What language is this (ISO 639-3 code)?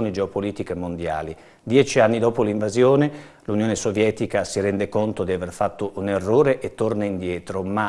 ita